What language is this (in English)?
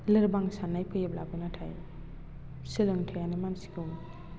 Bodo